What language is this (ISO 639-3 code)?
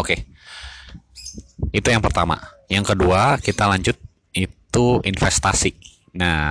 ind